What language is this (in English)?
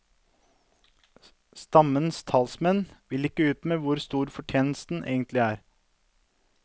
Norwegian